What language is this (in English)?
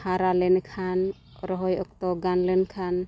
Santali